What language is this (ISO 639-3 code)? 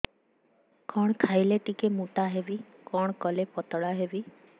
ori